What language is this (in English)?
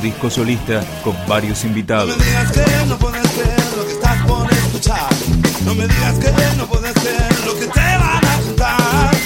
Spanish